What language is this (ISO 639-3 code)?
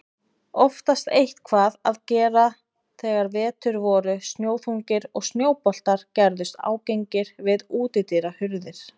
isl